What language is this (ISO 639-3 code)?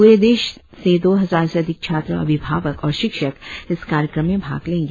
hin